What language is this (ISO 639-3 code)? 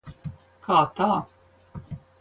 lav